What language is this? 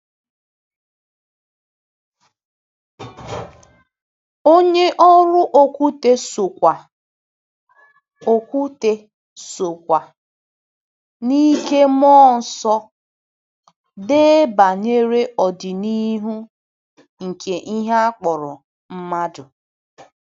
Igbo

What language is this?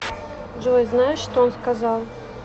Russian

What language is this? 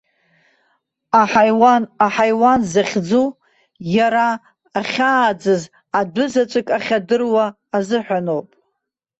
Abkhazian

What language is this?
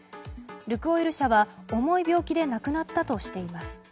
Japanese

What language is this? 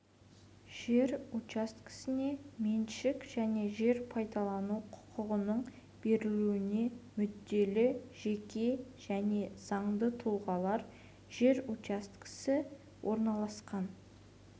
Kazakh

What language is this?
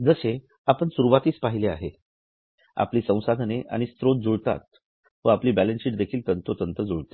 Marathi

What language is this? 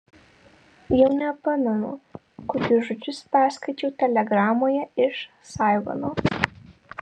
Lithuanian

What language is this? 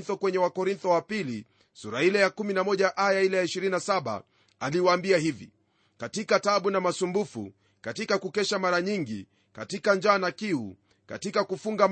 Swahili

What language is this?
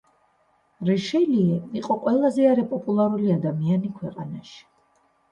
Georgian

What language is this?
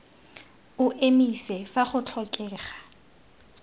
Tswana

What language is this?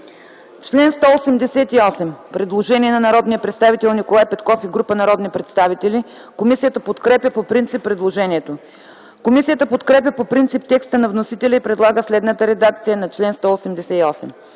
Bulgarian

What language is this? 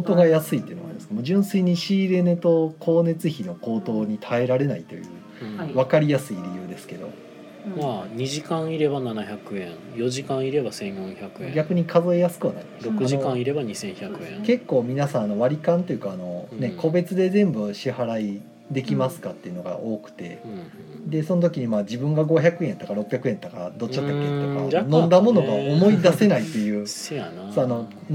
Japanese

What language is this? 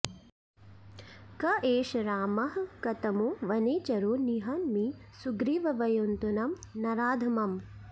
Sanskrit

